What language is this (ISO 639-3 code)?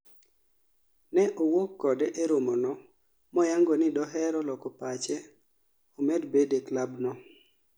luo